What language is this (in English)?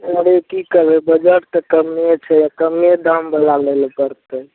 Maithili